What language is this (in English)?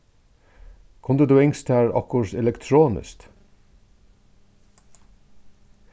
Faroese